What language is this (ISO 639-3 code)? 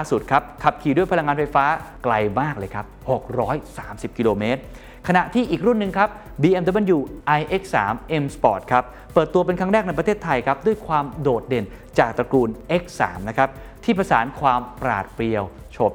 tha